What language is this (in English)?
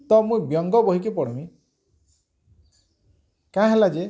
Odia